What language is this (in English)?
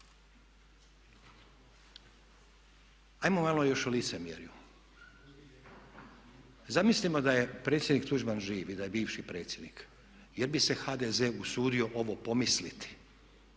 Croatian